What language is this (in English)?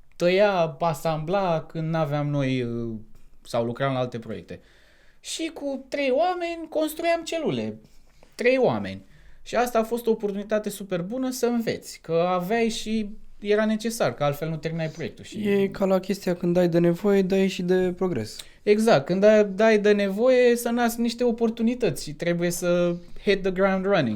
Romanian